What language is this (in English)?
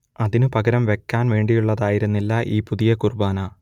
Malayalam